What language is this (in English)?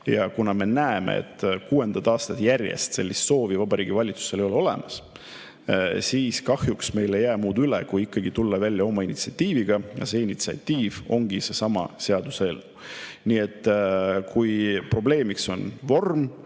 Estonian